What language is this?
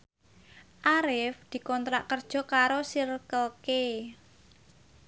Javanese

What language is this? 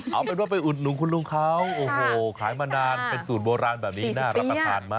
Thai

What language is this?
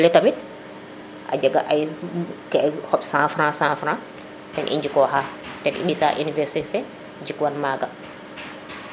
Serer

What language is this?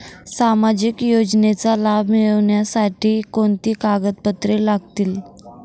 Marathi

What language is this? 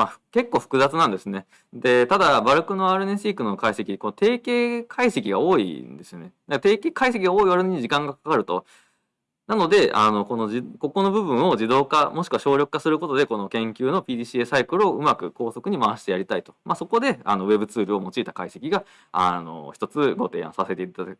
Japanese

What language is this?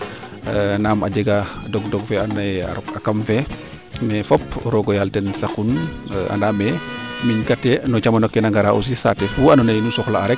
Serer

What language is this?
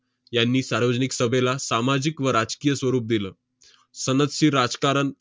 Marathi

